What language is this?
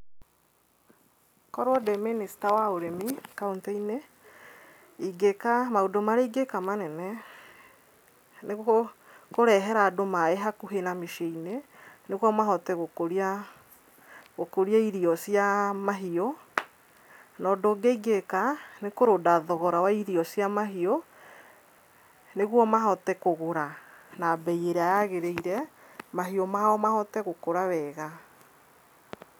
Kikuyu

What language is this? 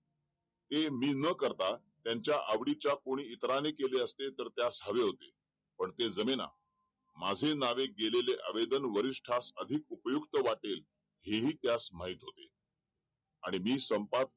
Marathi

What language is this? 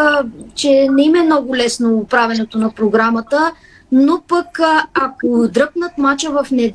Bulgarian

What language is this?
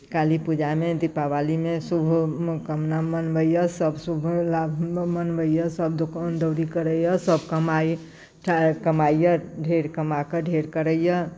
Maithili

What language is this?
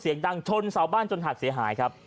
Thai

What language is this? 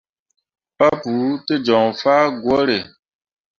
Mundang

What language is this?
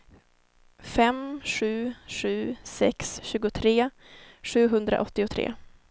Swedish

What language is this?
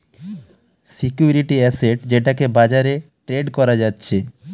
Bangla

